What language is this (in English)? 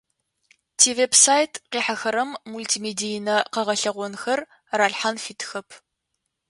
Adyghe